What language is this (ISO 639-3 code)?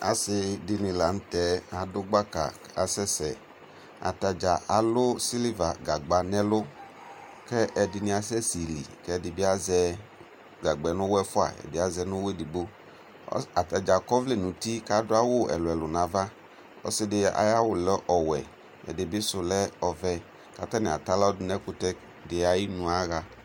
kpo